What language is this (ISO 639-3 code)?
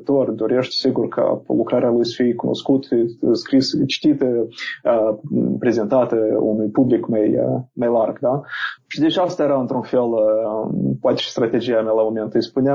ron